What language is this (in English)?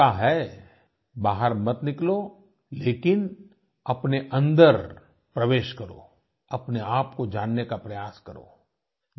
Hindi